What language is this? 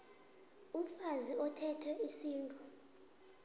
South Ndebele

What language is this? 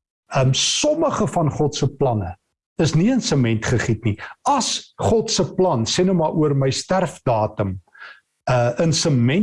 Dutch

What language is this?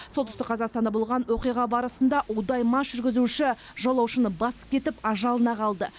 Kazakh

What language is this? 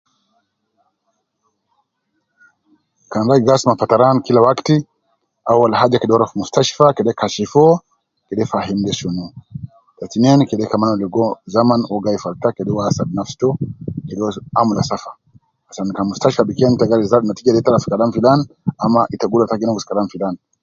Nubi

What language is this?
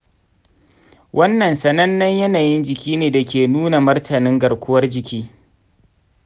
Hausa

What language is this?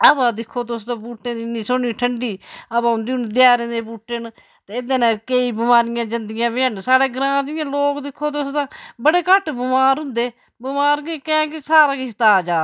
Dogri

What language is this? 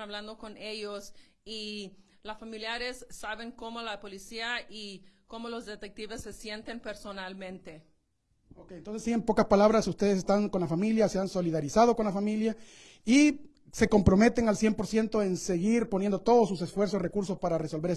Spanish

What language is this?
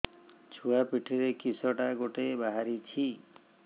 Odia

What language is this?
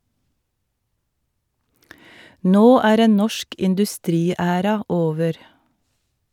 Norwegian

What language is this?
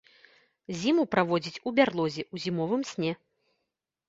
Belarusian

